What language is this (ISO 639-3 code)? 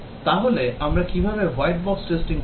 ben